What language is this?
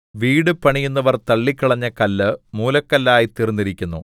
Malayalam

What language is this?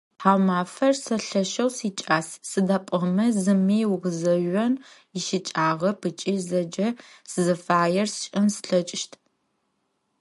Adyghe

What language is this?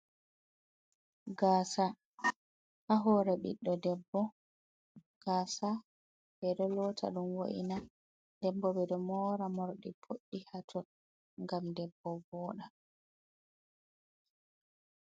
Fula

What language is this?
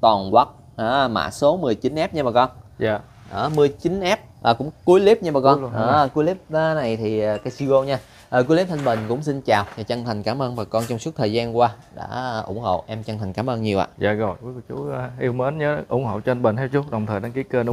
Vietnamese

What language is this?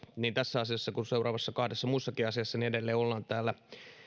Finnish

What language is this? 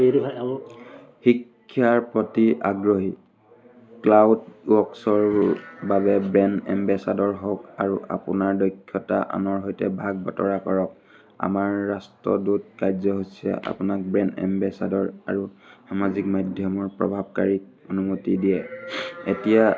Assamese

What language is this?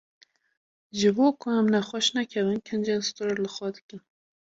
Kurdish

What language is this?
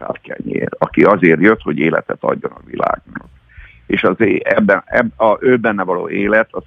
Hungarian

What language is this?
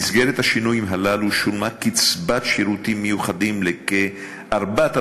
Hebrew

